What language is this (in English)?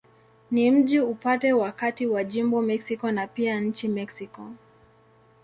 Swahili